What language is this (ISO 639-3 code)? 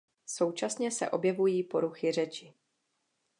ces